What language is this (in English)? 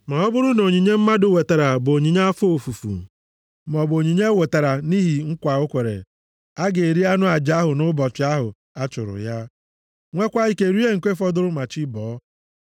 Igbo